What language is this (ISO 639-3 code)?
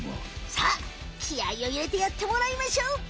jpn